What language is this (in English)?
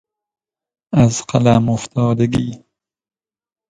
Persian